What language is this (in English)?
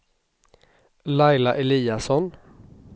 Swedish